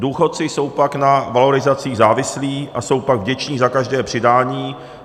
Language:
Czech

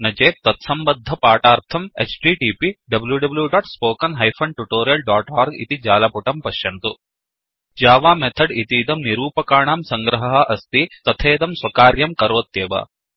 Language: Sanskrit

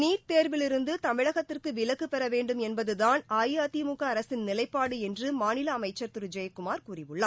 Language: Tamil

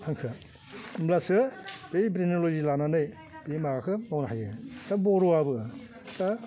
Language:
Bodo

